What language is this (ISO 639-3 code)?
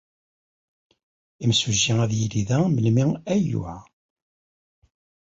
kab